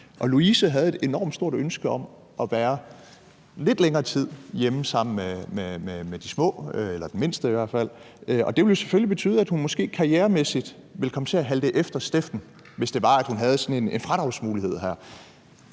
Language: Danish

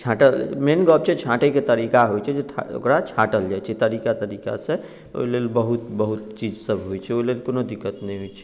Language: Maithili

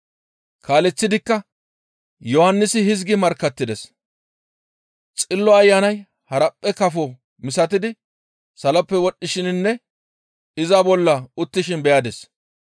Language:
Gamo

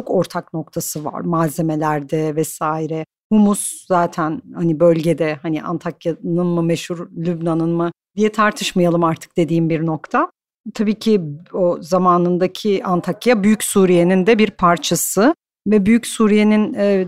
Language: Turkish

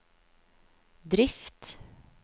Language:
Norwegian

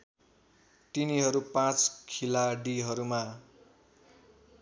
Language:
Nepali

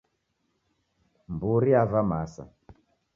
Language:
Taita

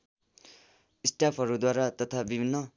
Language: Nepali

